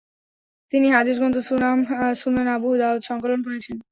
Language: Bangla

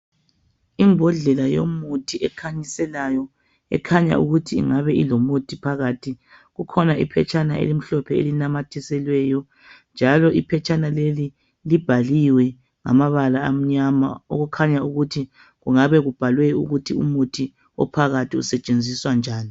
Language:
North Ndebele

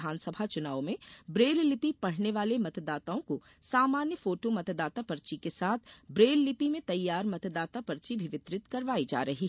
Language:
Hindi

